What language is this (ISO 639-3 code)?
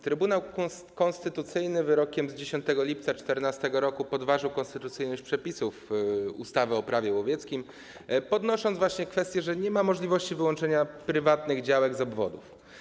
pol